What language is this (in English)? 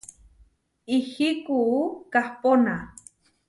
Huarijio